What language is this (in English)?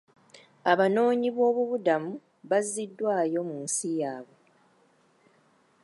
Ganda